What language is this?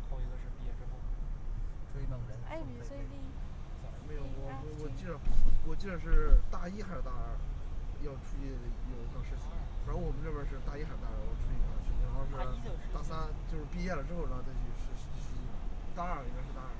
Chinese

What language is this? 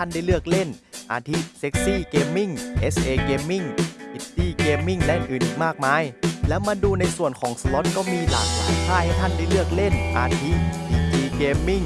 Thai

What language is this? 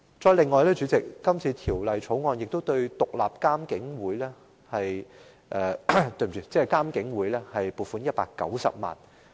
Cantonese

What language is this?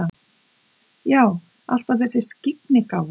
Icelandic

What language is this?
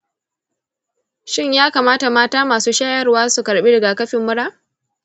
Hausa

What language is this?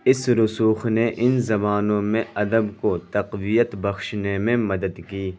Urdu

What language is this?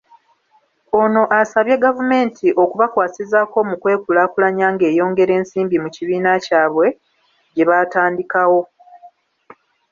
Ganda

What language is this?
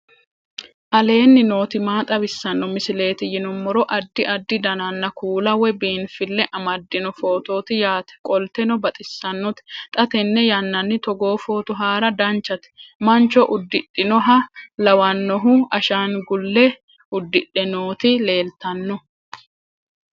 Sidamo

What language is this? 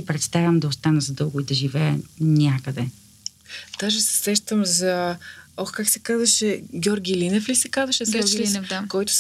Bulgarian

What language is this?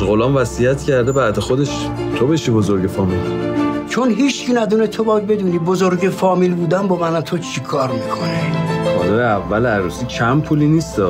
Persian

